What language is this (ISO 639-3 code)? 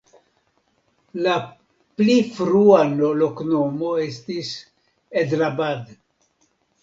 epo